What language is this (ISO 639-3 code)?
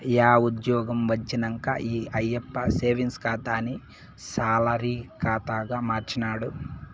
tel